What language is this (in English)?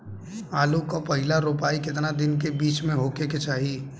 Bhojpuri